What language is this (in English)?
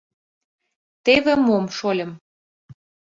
Mari